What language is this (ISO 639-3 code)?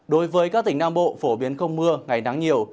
vie